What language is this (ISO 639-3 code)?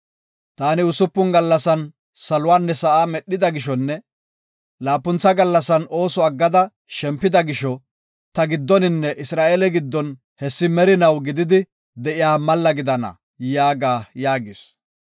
gof